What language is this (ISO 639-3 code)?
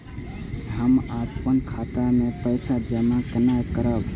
mai